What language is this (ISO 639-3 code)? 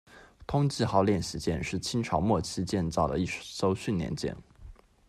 zho